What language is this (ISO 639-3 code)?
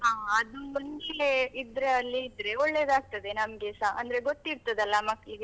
kan